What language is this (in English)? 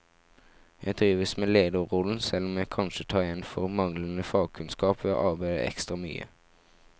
Norwegian